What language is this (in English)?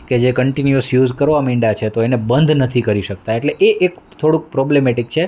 Gujarati